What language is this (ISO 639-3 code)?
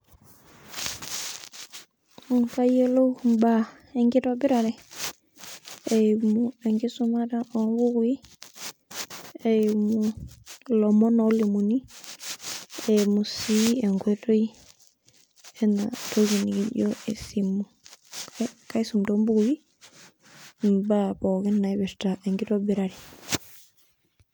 mas